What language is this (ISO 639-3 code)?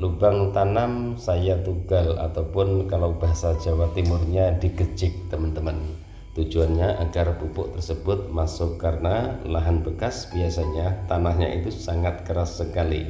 ind